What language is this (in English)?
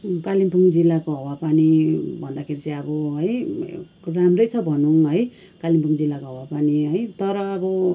Nepali